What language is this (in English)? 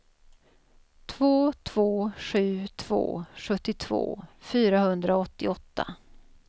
Swedish